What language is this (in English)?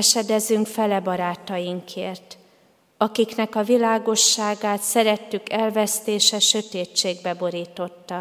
Hungarian